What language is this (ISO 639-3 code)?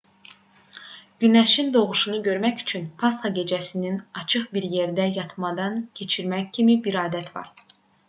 aze